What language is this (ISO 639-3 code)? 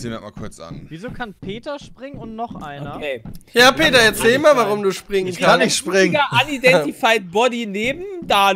deu